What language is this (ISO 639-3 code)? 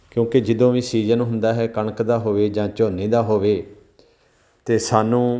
pan